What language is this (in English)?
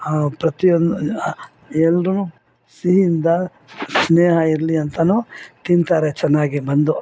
Kannada